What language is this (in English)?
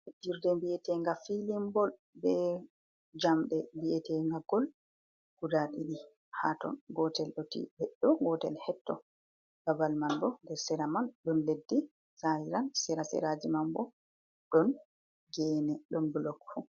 Fula